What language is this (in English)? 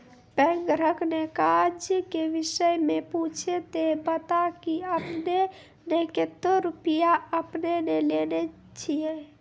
Maithili